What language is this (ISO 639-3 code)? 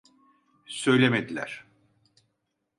tur